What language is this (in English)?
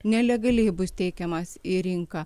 Lithuanian